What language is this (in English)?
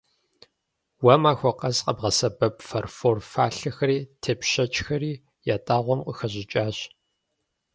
Kabardian